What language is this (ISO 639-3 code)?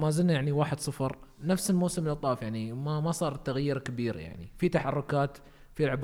ara